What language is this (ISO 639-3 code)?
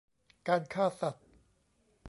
tha